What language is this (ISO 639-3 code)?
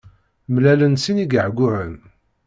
kab